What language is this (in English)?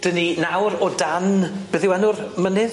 Welsh